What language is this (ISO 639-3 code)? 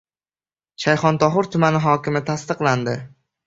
uzb